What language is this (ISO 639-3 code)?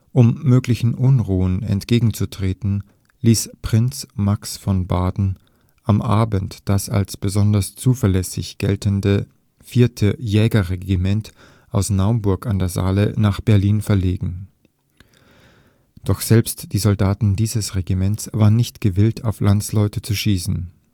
deu